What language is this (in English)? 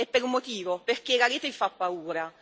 Italian